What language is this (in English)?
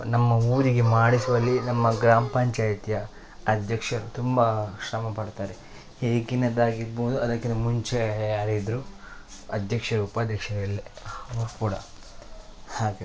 Kannada